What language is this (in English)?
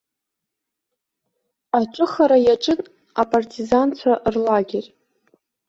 Abkhazian